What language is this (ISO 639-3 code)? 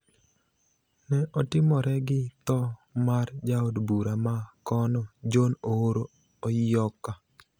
luo